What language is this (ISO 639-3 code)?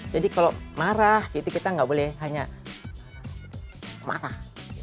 ind